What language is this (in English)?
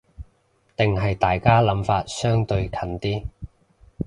Cantonese